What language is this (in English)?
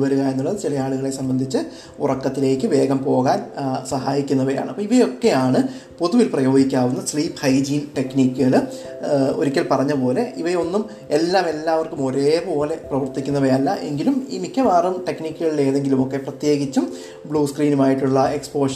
Malayalam